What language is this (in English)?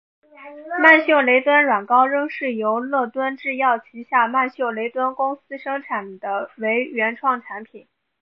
Chinese